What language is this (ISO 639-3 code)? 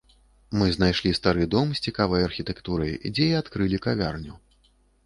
bel